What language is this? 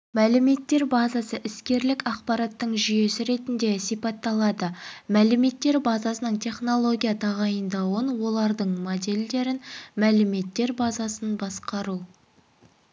Kazakh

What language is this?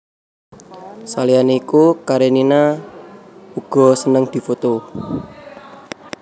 Javanese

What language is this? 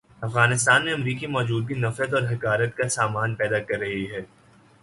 Urdu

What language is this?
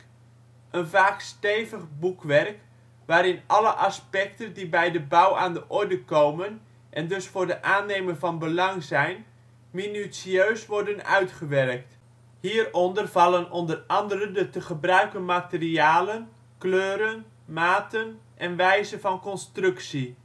Dutch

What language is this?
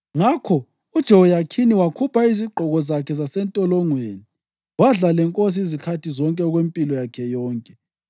North Ndebele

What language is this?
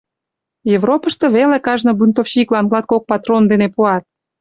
Mari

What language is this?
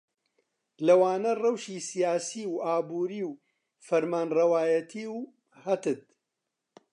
Central Kurdish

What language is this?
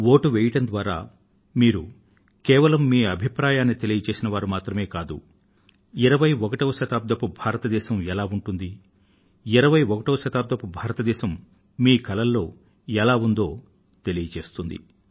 Telugu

